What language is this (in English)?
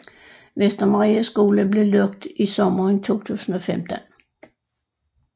Danish